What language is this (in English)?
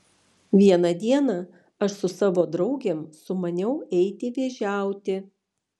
Lithuanian